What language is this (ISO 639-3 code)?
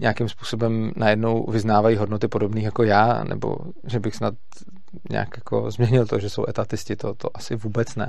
ces